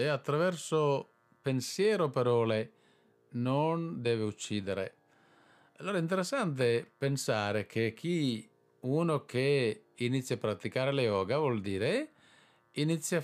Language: Italian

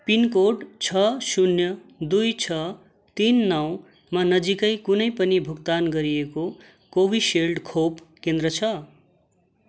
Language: Nepali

